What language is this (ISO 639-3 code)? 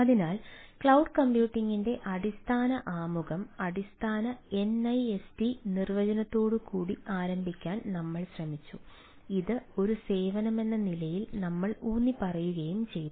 mal